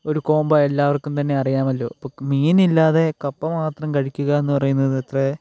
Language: Malayalam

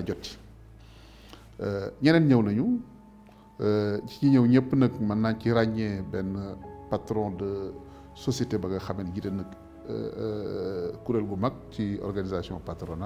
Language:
Arabic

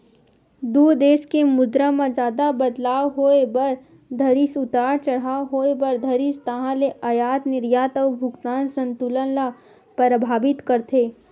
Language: Chhattisgarhi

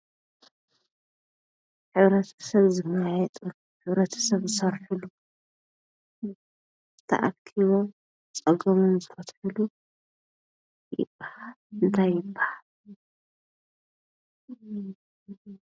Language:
Tigrinya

